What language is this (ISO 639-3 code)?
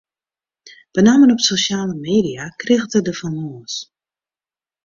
fry